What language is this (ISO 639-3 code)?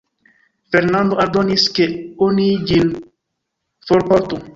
epo